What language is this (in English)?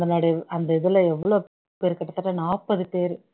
Tamil